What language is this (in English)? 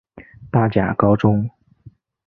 Chinese